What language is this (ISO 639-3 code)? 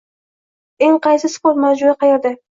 uzb